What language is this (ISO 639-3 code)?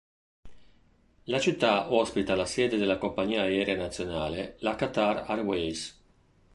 ita